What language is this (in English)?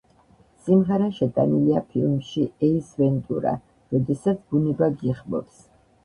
Georgian